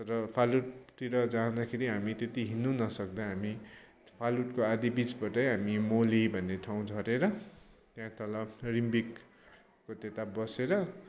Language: Nepali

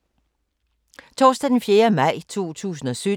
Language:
Danish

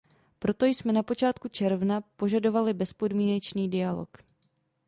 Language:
Czech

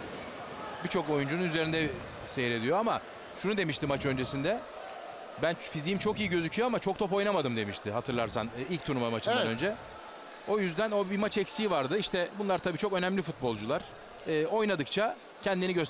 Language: Turkish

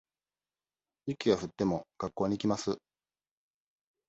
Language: Japanese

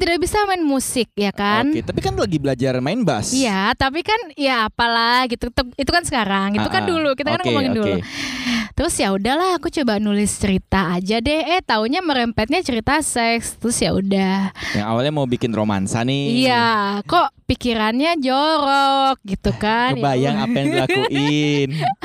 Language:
Indonesian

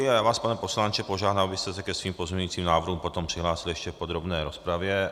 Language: Czech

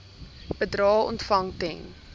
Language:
Afrikaans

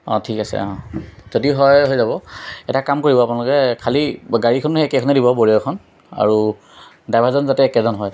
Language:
Assamese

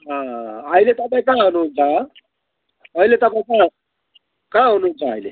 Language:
Nepali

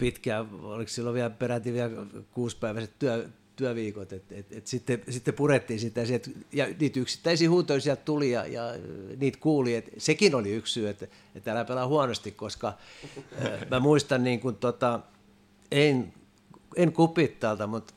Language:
Finnish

